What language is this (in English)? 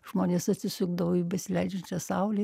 Lithuanian